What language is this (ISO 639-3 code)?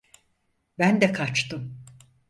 tur